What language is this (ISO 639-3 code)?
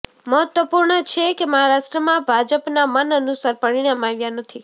guj